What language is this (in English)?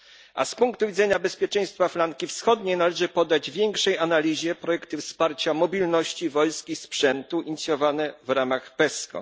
Polish